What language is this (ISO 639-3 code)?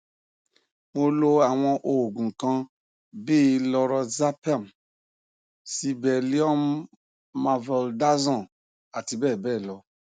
yor